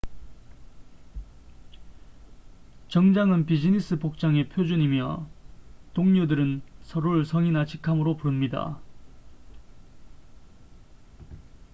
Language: Korean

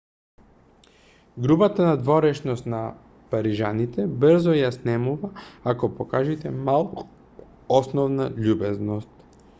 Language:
Macedonian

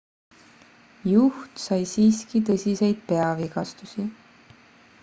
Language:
Estonian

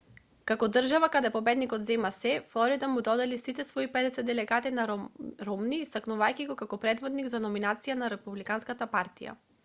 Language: Macedonian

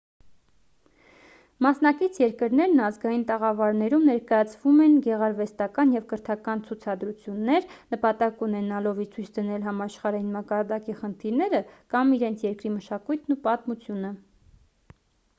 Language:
Armenian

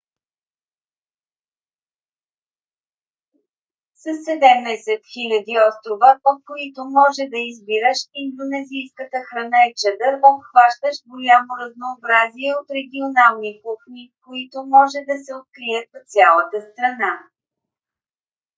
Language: Bulgarian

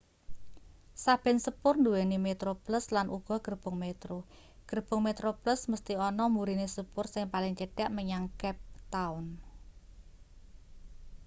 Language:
Javanese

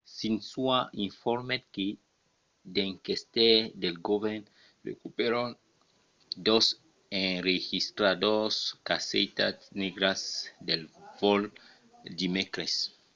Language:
Occitan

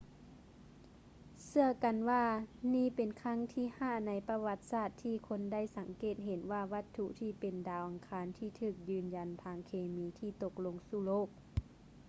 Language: Lao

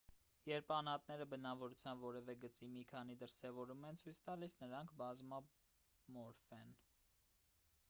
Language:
Armenian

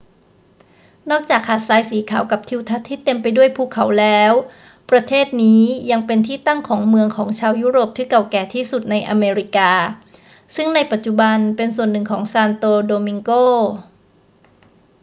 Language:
Thai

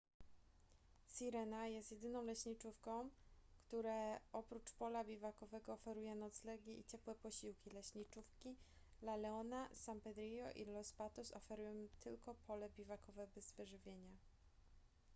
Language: Polish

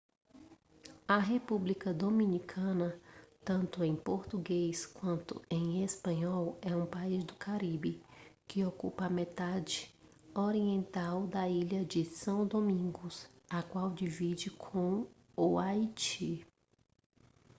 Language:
Portuguese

